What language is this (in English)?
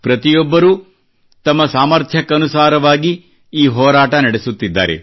Kannada